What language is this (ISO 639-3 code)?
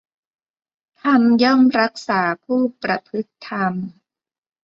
tha